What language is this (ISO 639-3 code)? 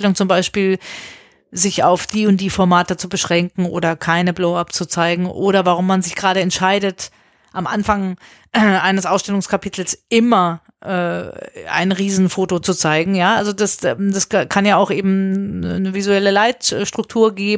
deu